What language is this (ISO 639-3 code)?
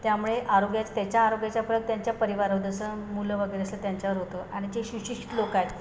mar